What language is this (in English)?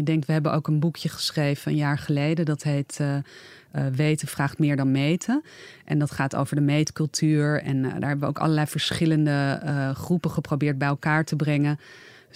Dutch